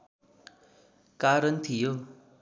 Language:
Nepali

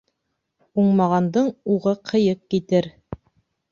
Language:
Bashkir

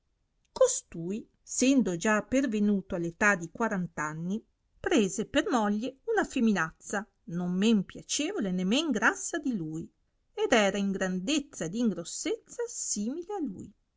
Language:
Italian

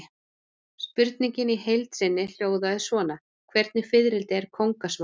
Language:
Icelandic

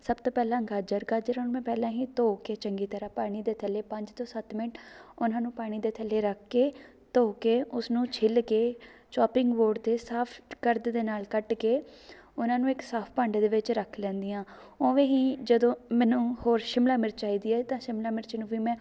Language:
Punjabi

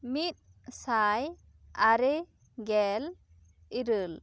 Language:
Santali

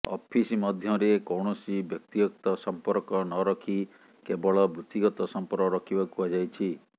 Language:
Odia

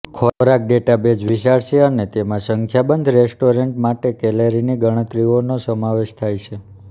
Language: Gujarati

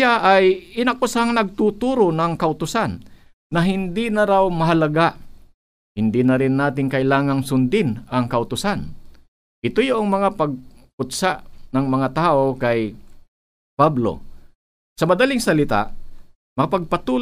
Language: Filipino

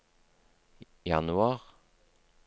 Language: Norwegian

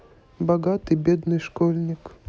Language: Russian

